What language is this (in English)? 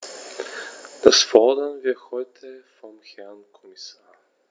German